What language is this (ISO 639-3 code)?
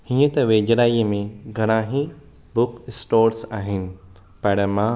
snd